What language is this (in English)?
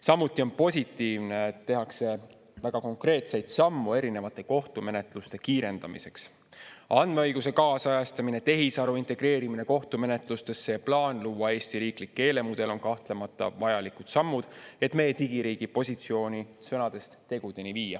Estonian